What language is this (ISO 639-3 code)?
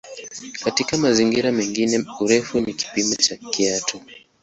swa